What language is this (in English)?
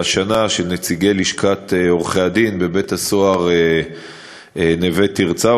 Hebrew